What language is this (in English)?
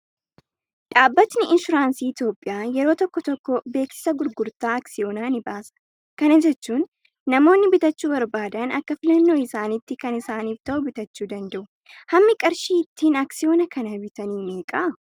Oromo